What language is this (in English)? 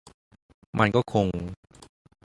Thai